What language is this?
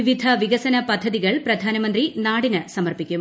Malayalam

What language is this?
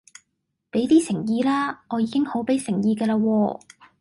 Cantonese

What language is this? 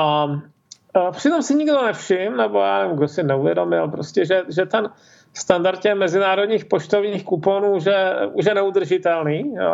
Czech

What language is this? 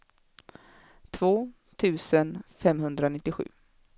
Swedish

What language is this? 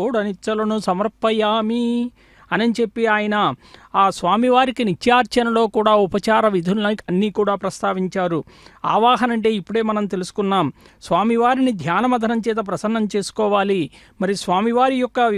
Telugu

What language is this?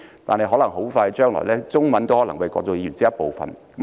Cantonese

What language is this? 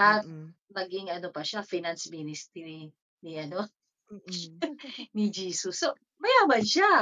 Filipino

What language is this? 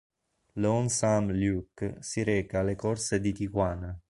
Italian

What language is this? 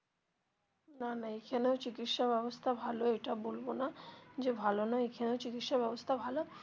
Bangla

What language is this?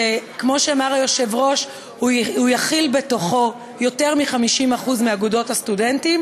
Hebrew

